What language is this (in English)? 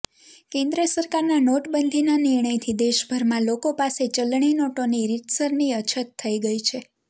Gujarati